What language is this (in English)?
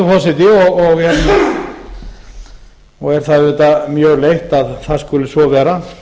Icelandic